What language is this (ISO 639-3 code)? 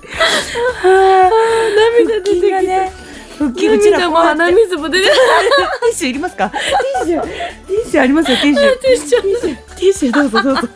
jpn